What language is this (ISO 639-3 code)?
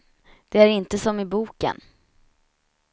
swe